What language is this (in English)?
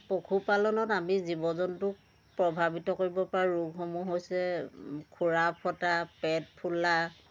Assamese